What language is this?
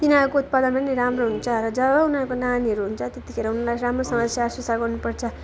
Nepali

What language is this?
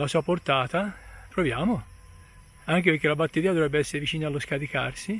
Italian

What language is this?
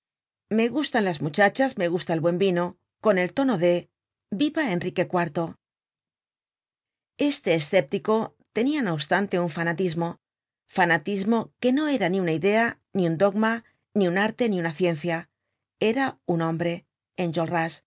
Spanish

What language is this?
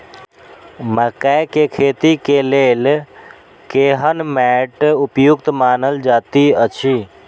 Maithili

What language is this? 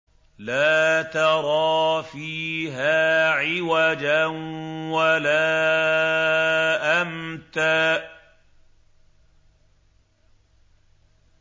Arabic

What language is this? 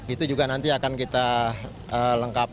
Indonesian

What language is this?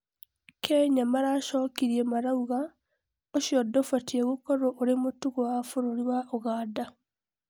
Kikuyu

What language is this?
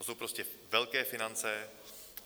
Czech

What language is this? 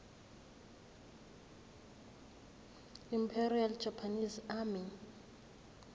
Zulu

